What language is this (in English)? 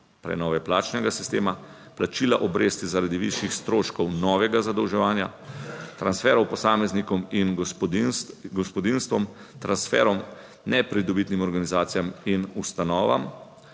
Slovenian